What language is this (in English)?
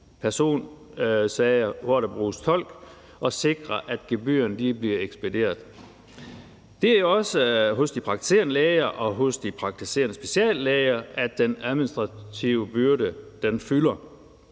Danish